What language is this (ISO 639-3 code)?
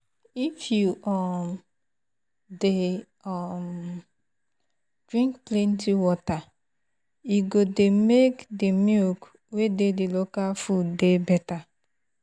pcm